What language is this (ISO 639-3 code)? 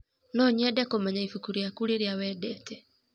kik